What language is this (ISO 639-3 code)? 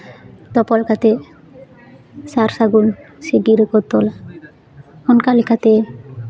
sat